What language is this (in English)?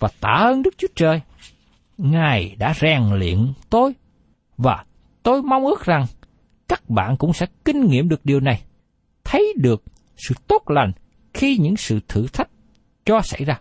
Vietnamese